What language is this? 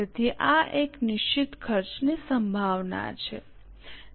Gujarati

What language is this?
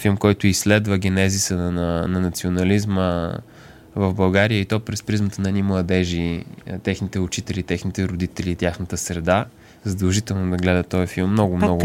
Bulgarian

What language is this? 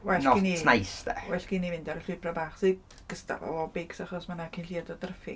Welsh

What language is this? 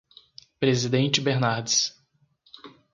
Portuguese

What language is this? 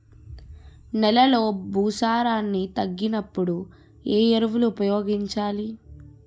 Telugu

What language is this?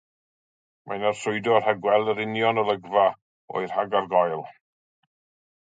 Welsh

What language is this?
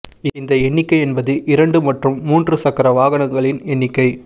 Tamil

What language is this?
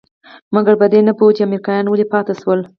Pashto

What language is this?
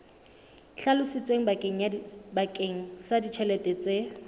Southern Sotho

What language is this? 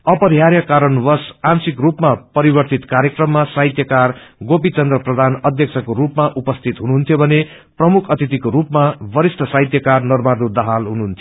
Nepali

